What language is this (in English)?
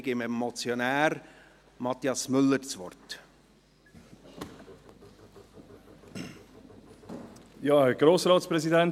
Swiss German